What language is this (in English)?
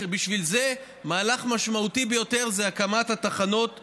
Hebrew